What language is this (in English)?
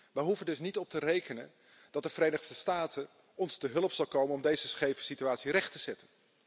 Dutch